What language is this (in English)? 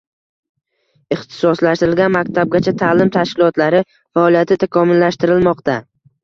Uzbek